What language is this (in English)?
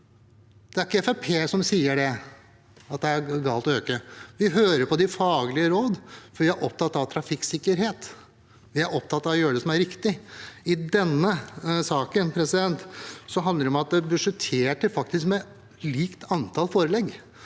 Norwegian